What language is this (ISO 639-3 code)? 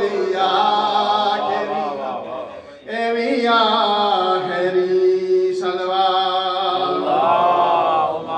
ara